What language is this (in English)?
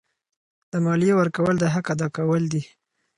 Pashto